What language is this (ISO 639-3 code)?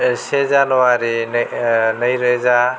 brx